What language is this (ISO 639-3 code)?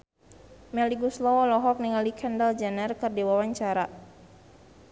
sun